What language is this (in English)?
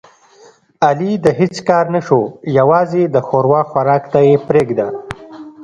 Pashto